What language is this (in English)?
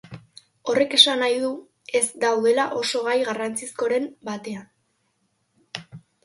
Basque